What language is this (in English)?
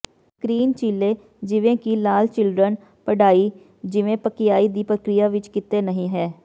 Punjabi